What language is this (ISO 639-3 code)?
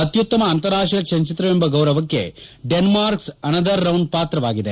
kan